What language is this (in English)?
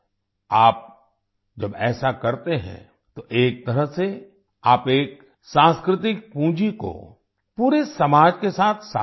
Hindi